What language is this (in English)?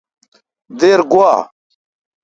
Kalkoti